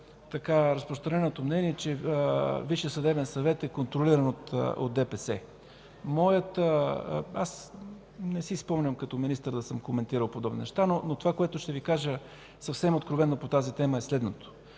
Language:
Bulgarian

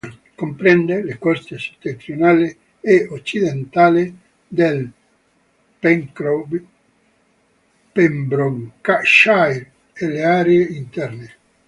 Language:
Italian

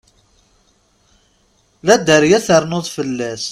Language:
Kabyle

